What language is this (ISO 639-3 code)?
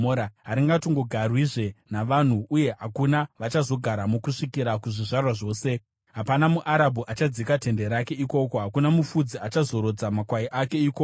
sna